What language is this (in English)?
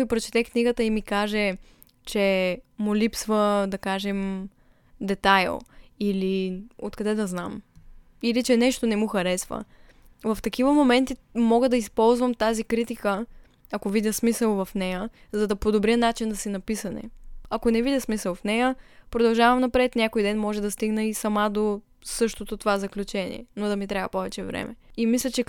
Bulgarian